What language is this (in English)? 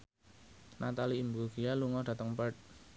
Javanese